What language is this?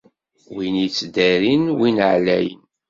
Kabyle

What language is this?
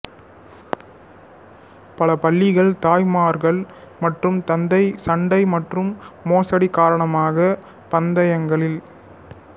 Tamil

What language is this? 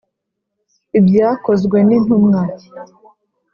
Kinyarwanda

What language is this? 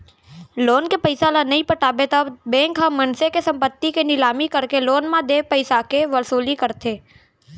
Chhattisgarhi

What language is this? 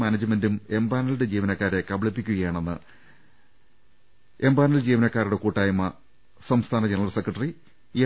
Malayalam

